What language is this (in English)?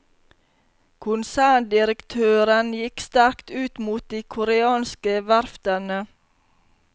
Norwegian